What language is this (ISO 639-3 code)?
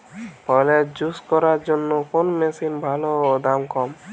ben